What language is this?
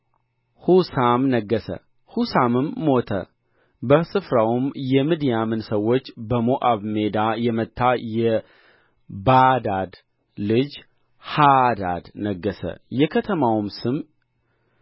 Amharic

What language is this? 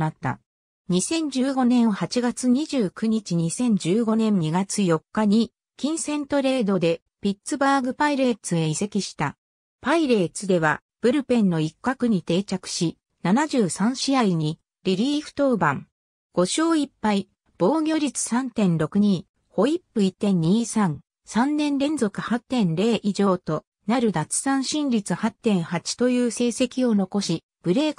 Japanese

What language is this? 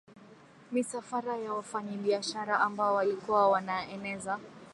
Swahili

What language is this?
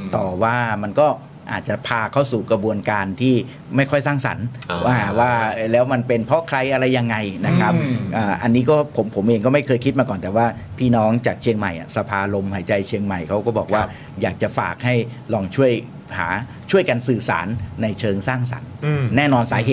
Thai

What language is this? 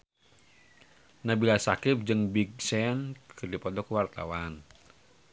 Sundanese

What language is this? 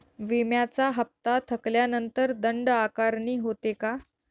Marathi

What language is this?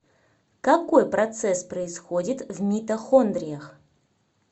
Russian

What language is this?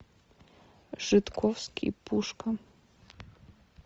Russian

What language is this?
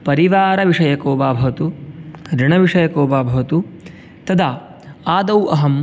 Sanskrit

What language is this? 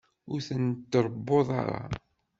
Kabyle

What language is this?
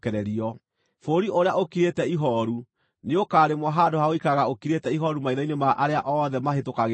Kikuyu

